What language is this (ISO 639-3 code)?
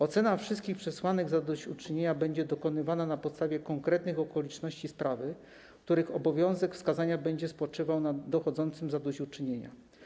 pol